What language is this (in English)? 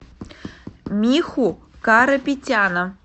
Russian